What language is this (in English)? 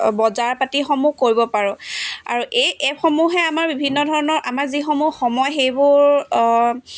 Assamese